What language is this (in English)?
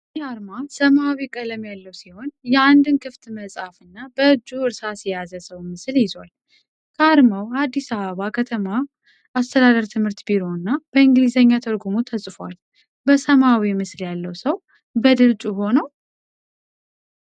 Amharic